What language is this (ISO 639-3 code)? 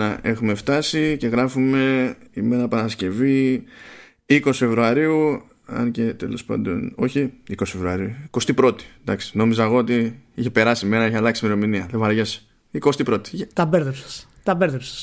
ell